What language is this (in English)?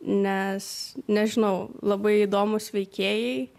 Lithuanian